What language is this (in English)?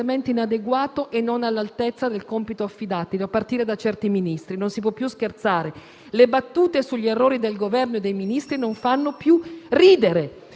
Italian